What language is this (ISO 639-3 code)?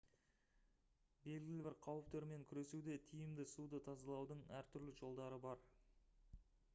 kaz